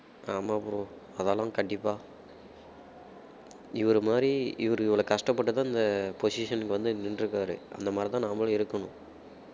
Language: Tamil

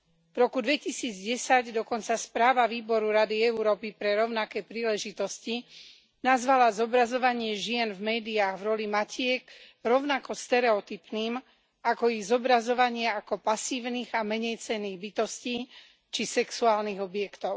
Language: Slovak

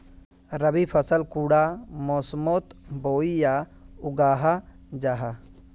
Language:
Magahi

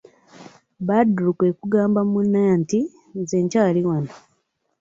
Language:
Ganda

